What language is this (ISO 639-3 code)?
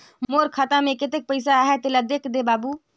hne